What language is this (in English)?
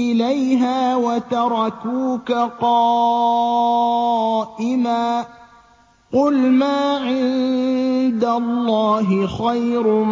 Arabic